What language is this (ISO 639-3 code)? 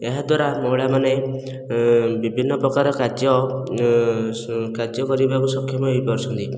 ori